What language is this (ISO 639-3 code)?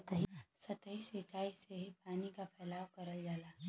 bho